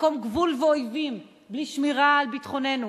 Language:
Hebrew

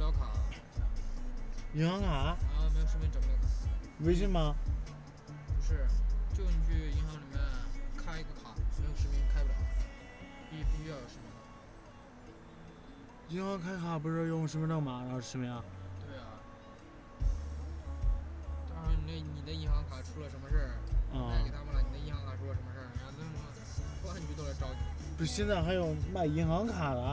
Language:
Chinese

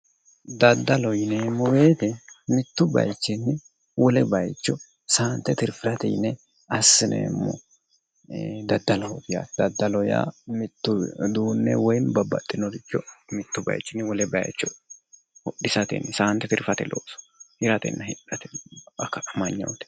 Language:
Sidamo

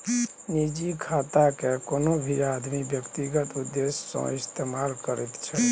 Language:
Maithili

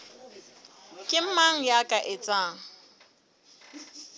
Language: Southern Sotho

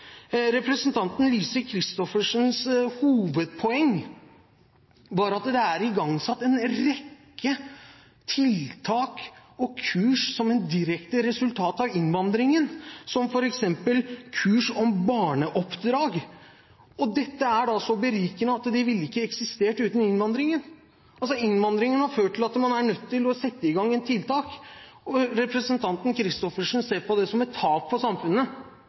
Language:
Norwegian Bokmål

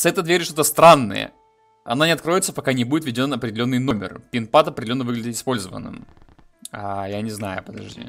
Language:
Russian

